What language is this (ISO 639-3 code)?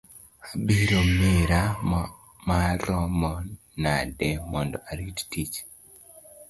luo